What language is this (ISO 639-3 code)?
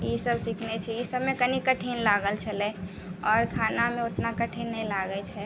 mai